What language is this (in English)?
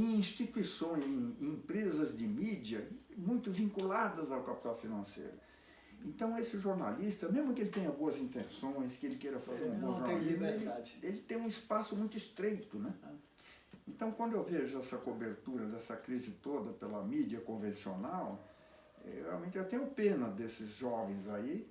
Portuguese